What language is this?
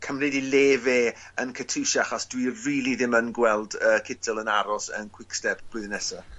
Welsh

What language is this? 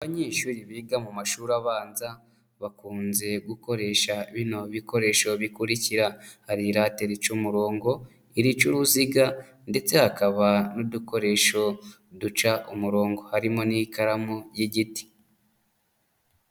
Kinyarwanda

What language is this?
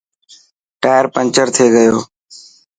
Dhatki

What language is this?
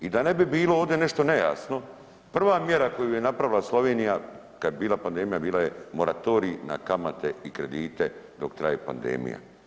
Croatian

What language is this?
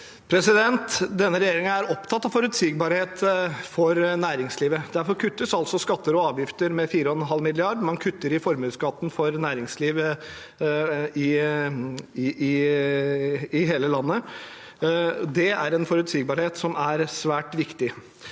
Norwegian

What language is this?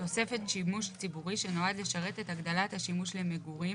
Hebrew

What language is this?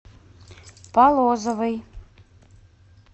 Russian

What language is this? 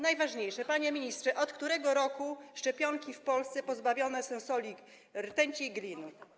Polish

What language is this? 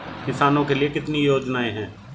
Hindi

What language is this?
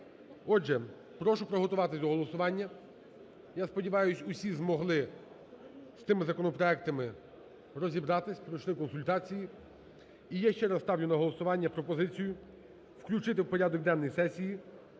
Ukrainian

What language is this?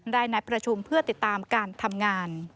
Thai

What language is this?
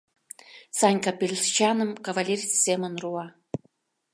Mari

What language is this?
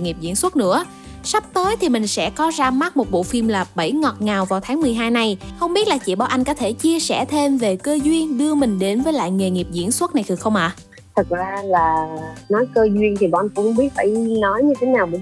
Vietnamese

